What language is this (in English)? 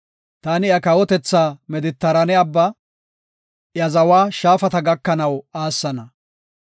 Gofa